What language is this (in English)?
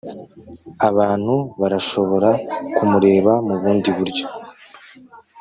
Kinyarwanda